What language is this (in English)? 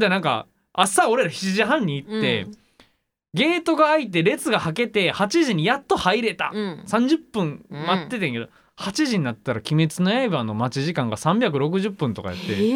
Japanese